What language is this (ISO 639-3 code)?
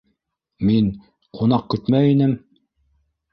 bak